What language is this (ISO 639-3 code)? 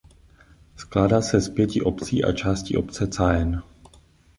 ces